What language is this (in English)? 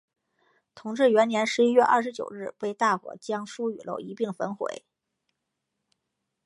Chinese